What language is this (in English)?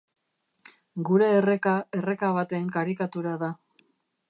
Basque